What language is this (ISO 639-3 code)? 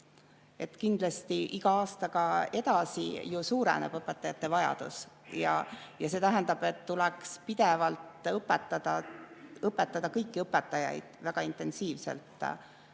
est